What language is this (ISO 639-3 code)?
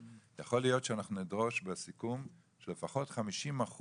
heb